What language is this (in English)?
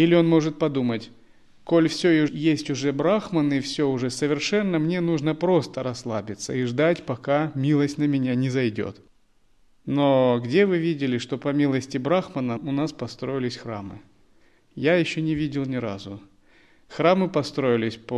Russian